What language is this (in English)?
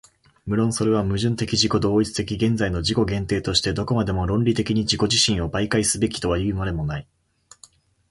Japanese